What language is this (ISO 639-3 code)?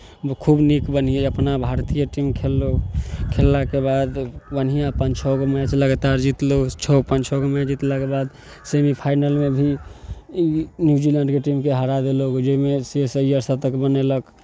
mai